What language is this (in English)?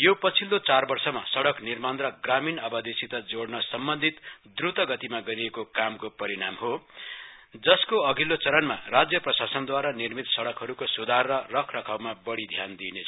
Nepali